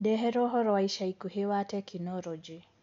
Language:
Kikuyu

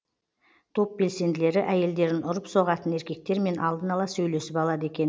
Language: Kazakh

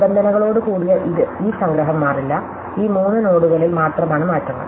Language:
Malayalam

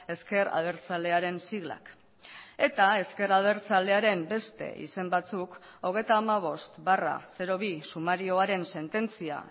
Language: Basque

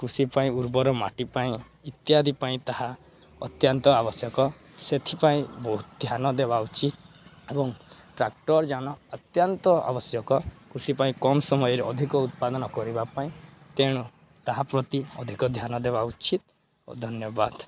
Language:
Odia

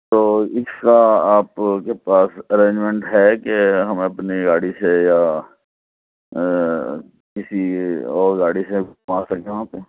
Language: Urdu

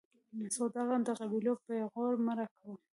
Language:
Pashto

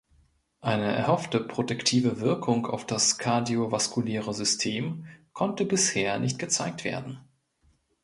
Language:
German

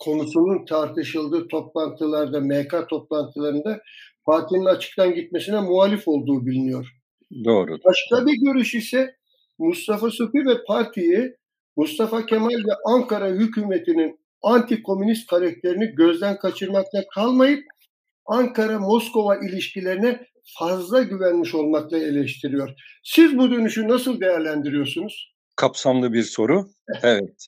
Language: Turkish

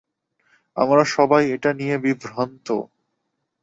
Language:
Bangla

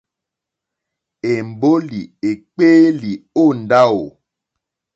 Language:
Mokpwe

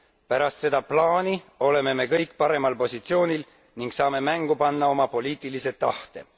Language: Estonian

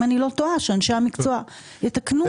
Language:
Hebrew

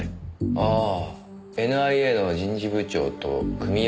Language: Japanese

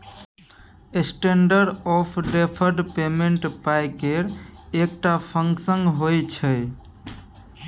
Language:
Maithili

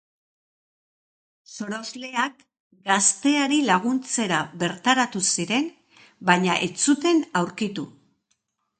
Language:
Basque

